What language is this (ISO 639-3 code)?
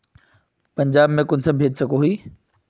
mag